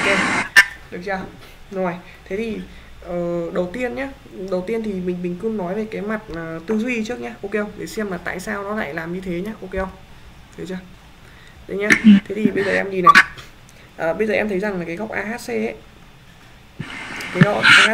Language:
Vietnamese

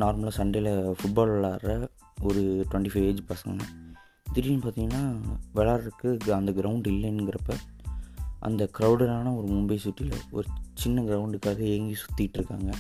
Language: Tamil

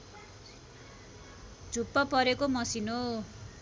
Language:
Nepali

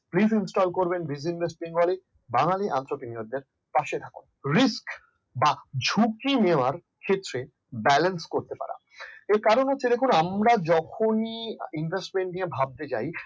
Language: Bangla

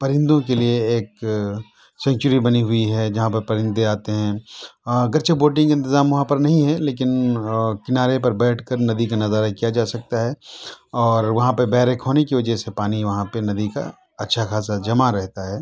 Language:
Urdu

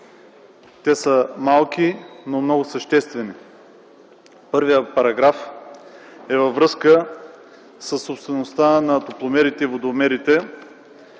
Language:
Bulgarian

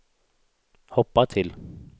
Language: Swedish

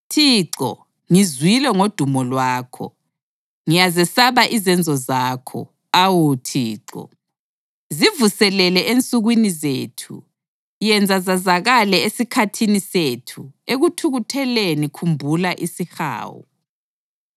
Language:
North Ndebele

